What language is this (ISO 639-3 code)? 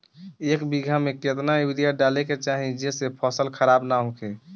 bho